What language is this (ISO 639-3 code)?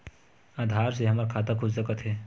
hne